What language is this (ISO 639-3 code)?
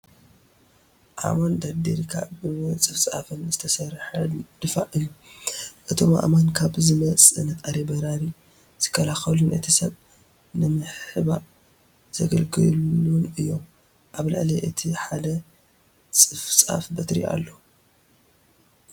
tir